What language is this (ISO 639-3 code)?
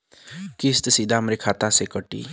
bho